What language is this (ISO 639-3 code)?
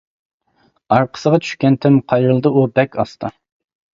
uig